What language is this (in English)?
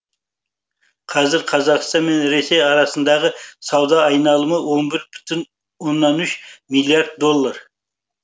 Kazakh